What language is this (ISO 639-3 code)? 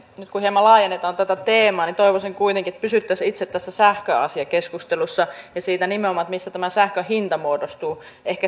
fin